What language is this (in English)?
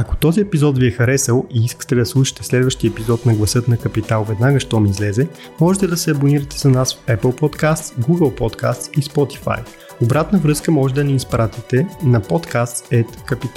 Bulgarian